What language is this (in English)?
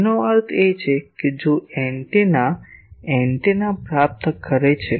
Gujarati